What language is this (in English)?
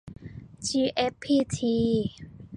Thai